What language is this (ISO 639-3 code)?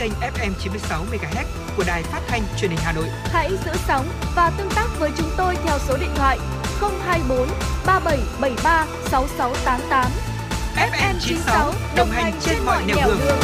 vie